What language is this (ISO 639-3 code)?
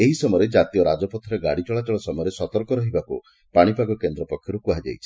ori